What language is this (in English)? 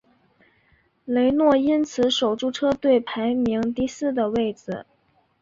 Chinese